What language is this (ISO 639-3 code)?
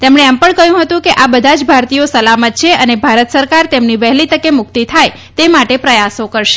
guj